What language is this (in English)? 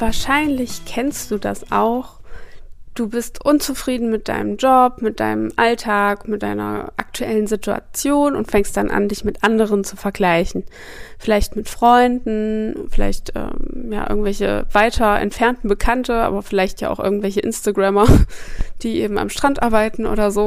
German